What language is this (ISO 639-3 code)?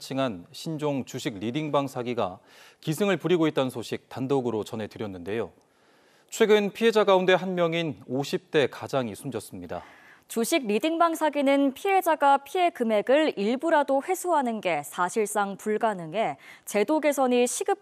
kor